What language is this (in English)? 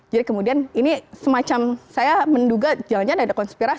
Indonesian